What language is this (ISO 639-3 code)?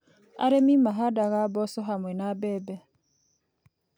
kik